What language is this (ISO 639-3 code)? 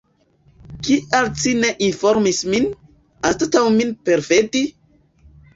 epo